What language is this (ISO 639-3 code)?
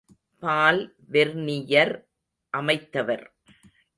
tam